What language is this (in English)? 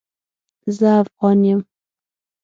Pashto